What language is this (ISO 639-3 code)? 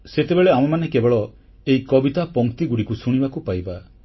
ori